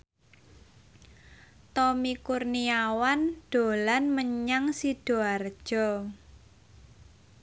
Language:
Javanese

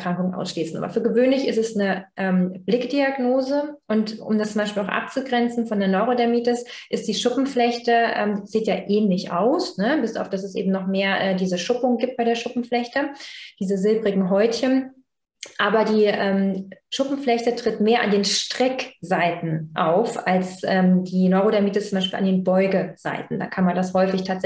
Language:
German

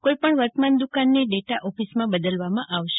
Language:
Gujarati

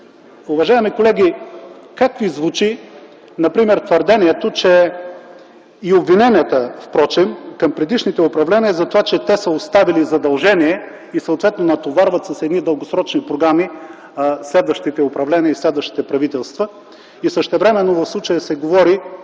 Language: Bulgarian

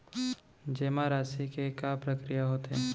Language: Chhattisgarhi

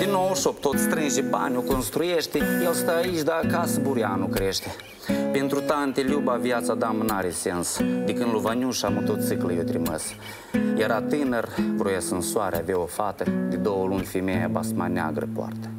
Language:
Romanian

